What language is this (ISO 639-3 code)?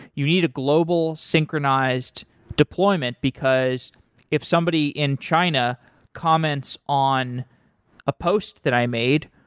eng